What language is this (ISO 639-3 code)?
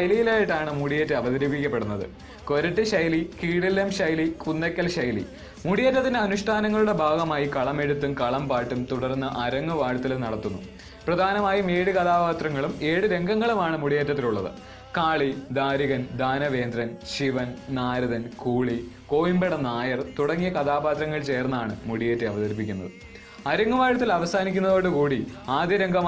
mal